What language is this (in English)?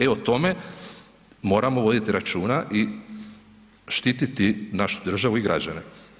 Croatian